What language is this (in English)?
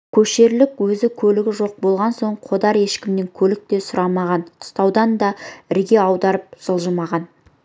Kazakh